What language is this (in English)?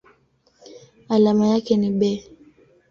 Swahili